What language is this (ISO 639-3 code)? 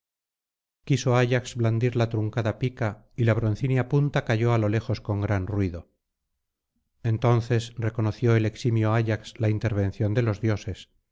spa